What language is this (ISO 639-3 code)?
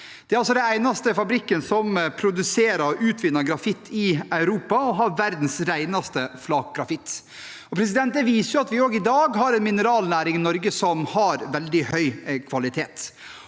nor